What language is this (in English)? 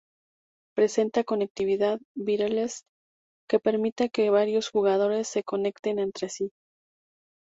Spanish